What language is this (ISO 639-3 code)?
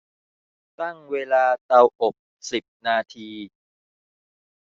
tha